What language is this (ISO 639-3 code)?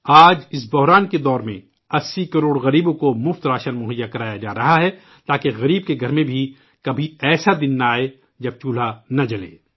urd